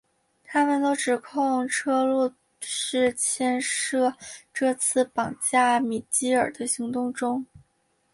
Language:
Chinese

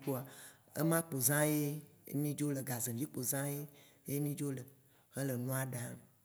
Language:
Waci Gbe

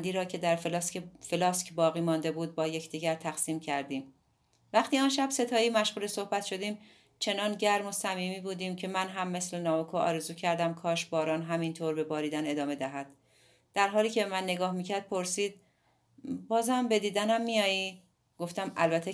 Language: Persian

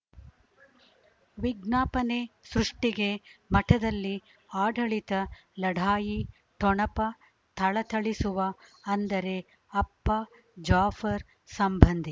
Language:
Kannada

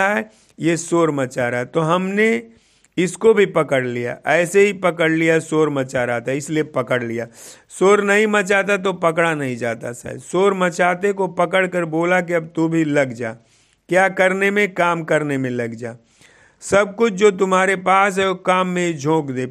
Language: Hindi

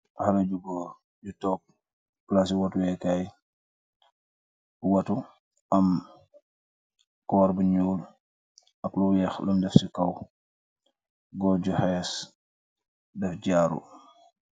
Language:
Wolof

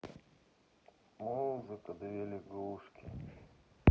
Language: Russian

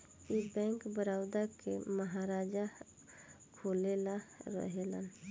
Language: Bhojpuri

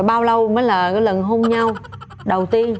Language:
Vietnamese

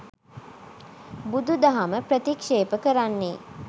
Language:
Sinhala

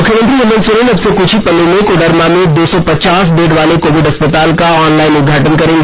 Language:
Hindi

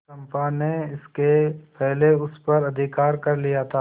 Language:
Hindi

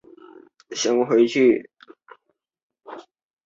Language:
Chinese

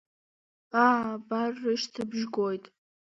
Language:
Abkhazian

